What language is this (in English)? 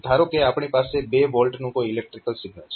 Gujarati